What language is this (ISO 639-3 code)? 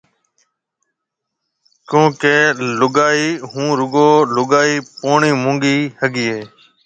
mve